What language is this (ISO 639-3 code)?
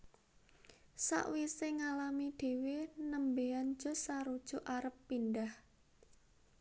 jav